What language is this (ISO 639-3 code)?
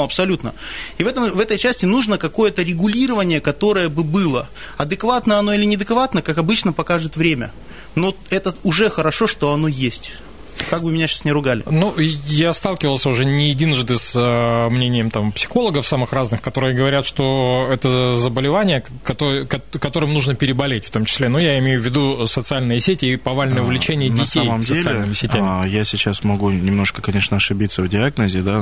rus